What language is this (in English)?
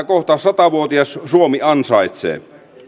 Finnish